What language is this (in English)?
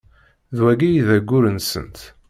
Kabyle